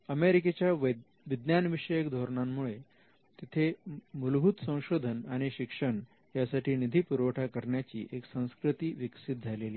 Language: Marathi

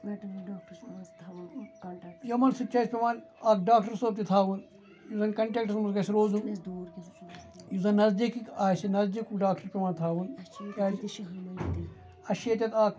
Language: Kashmiri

